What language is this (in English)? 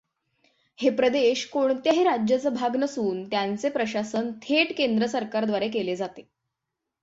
Marathi